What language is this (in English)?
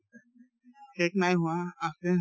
Assamese